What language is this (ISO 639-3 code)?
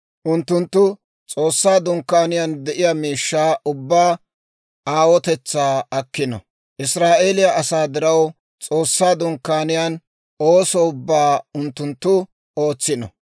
dwr